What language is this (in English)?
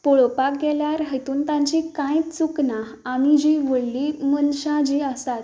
Konkani